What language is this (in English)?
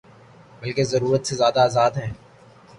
Urdu